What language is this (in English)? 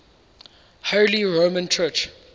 English